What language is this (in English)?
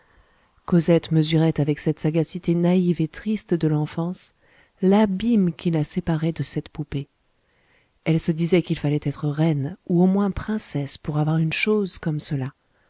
French